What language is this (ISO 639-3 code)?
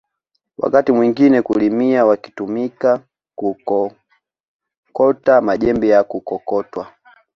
swa